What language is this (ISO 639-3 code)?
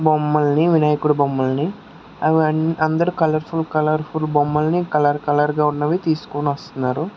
tel